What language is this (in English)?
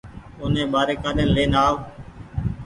Goaria